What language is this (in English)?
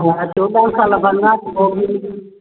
Sindhi